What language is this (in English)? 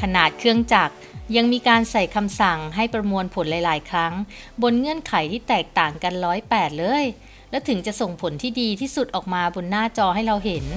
Thai